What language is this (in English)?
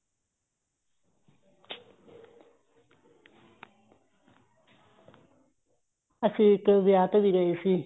Punjabi